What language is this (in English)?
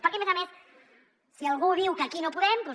Catalan